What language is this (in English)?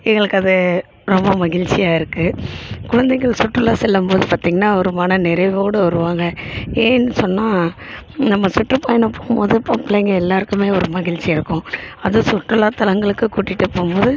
Tamil